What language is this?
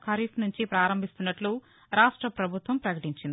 Telugu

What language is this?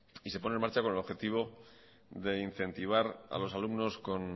Spanish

